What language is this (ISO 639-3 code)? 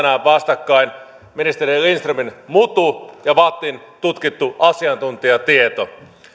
fin